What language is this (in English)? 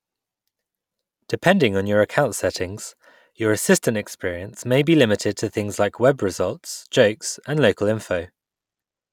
English